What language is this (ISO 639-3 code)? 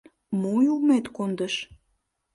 chm